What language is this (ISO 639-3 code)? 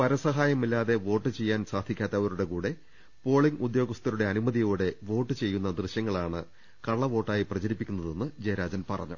mal